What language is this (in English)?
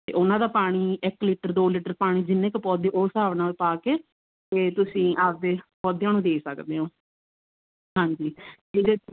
Punjabi